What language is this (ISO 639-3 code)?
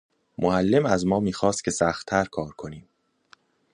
fas